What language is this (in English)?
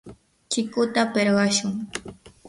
Yanahuanca Pasco Quechua